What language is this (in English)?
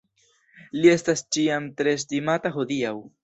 Esperanto